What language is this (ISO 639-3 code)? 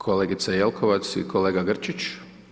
hrv